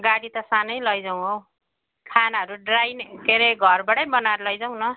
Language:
Nepali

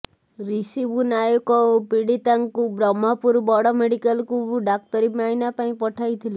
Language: Odia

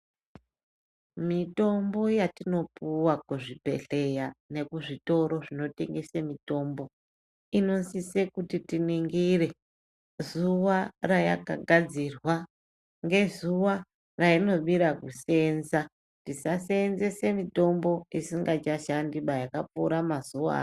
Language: Ndau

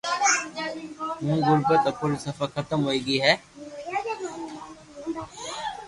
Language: Loarki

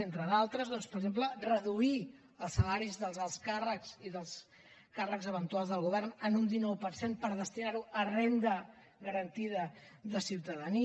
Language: Catalan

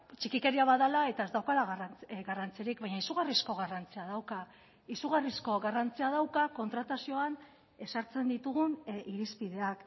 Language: Basque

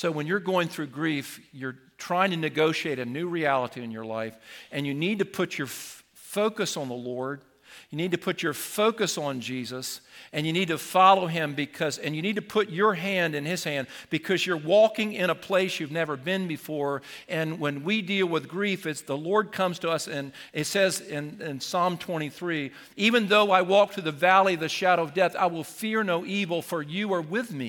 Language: English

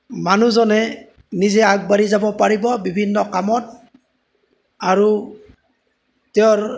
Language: Assamese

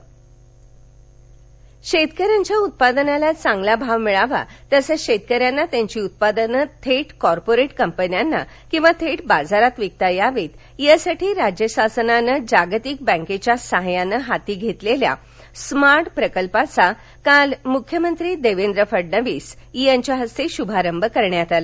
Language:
Marathi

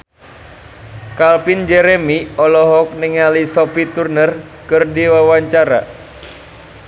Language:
Sundanese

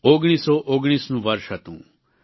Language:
Gujarati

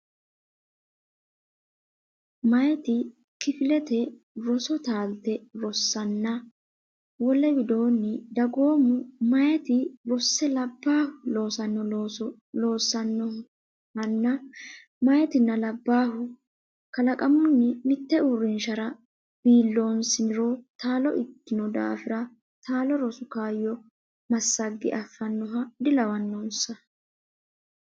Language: Sidamo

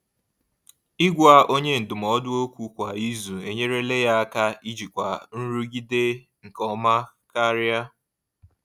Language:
Igbo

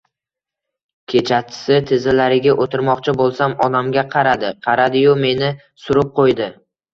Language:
Uzbek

